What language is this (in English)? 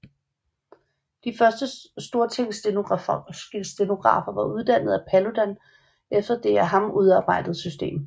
Danish